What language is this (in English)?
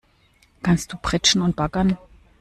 German